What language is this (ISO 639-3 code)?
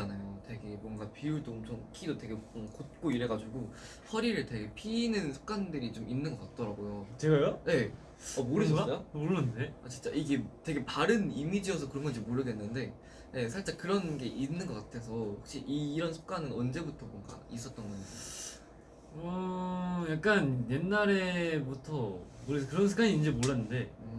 kor